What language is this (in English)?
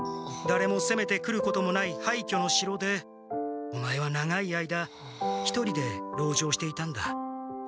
Japanese